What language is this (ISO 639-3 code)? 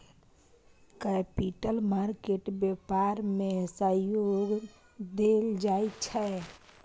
mai